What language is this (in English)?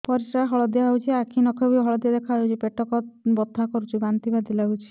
Odia